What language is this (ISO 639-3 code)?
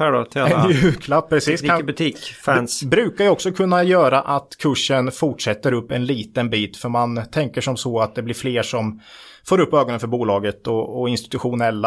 swe